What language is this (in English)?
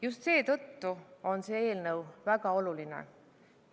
Estonian